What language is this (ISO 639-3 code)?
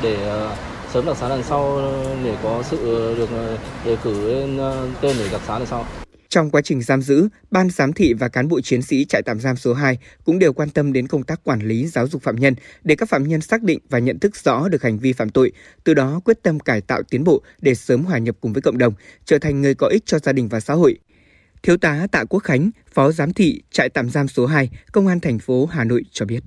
vie